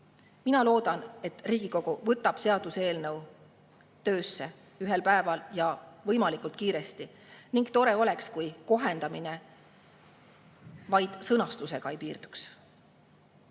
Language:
Estonian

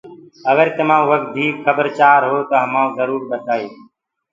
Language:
Gurgula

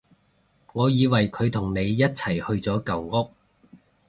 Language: Cantonese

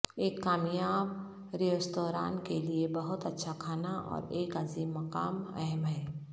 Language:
Urdu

